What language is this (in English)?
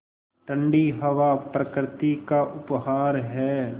Hindi